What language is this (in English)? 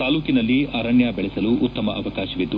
Kannada